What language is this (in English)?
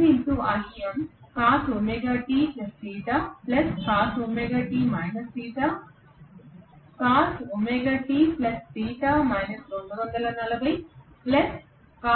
Telugu